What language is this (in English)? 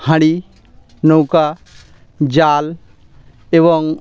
Bangla